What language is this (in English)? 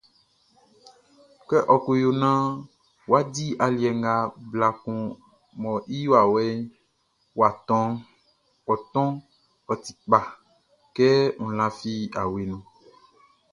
Baoulé